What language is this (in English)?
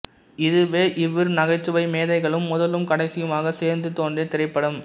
Tamil